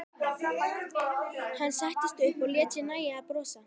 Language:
Icelandic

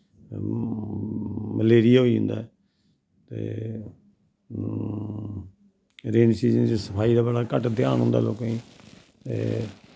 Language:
Dogri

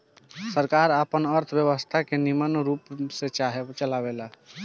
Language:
Bhojpuri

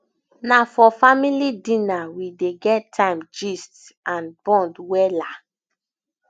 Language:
Nigerian Pidgin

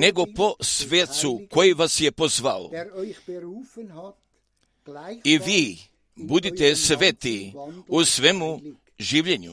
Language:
Croatian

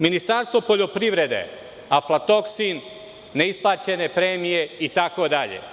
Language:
Serbian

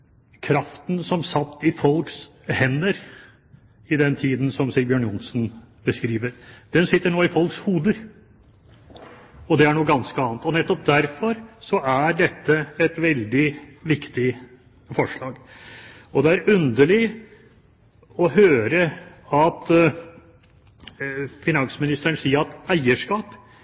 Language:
Norwegian Bokmål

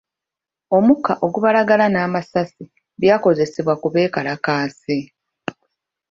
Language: Ganda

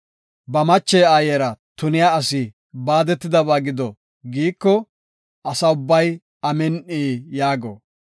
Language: Gofa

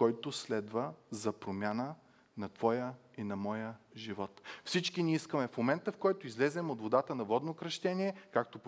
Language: Bulgarian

